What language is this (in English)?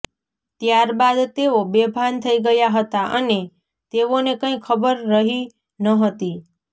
Gujarati